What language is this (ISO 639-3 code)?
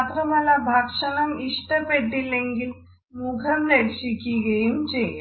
mal